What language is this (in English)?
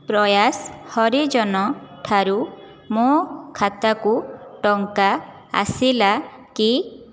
Odia